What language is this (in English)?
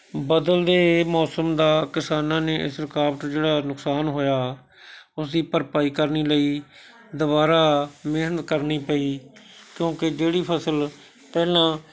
Punjabi